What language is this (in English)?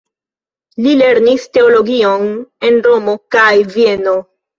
Esperanto